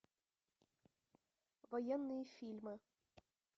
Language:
Russian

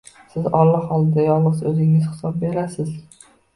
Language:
Uzbek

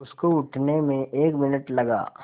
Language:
Hindi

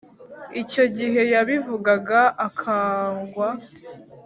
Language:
Kinyarwanda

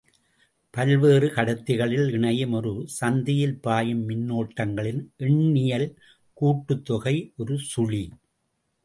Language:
Tamil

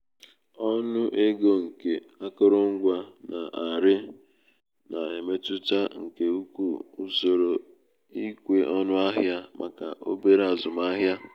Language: Igbo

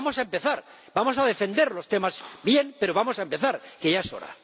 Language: Spanish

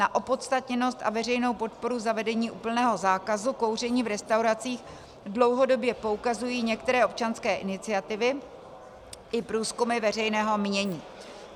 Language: Czech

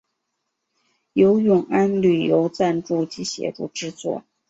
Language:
Chinese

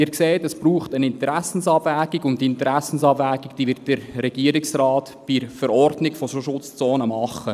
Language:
Swiss German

